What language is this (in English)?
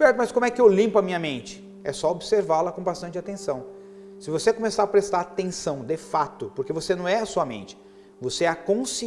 Portuguese